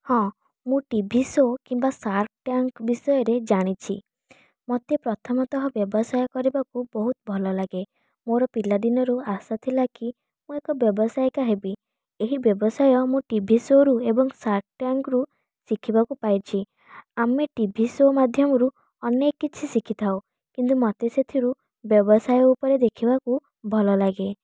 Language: Odia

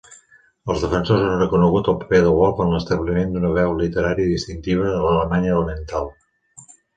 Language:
Catalan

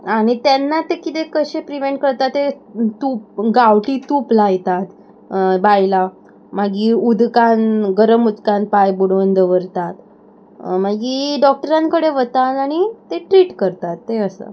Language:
Konkani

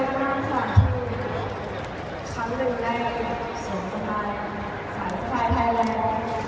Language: Thai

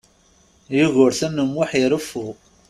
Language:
Kabyle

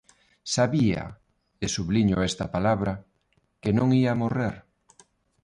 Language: Galician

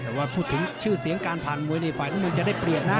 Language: Thai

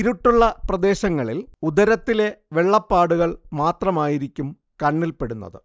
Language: Malayalam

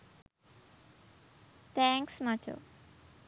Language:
Sinhala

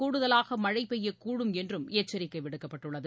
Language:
Tamil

